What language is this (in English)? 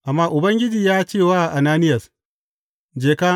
Hausa